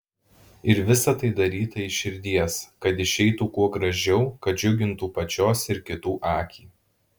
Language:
Lithuanian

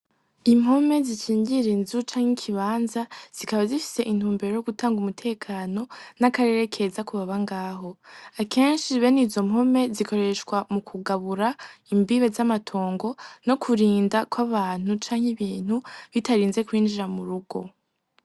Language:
Rundi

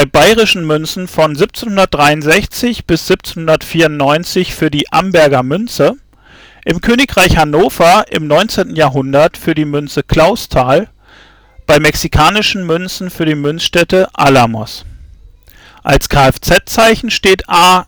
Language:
German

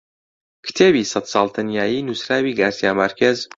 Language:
Central Kurdish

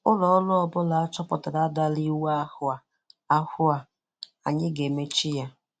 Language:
Igbo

